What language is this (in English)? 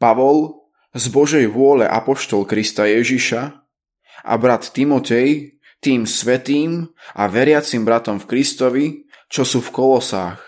Slovak